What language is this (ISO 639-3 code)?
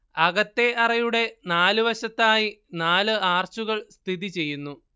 mal